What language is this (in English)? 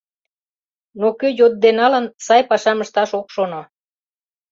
Mari